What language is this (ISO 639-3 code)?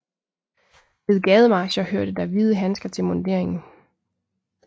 dan